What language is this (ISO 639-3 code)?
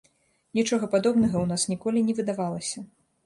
bel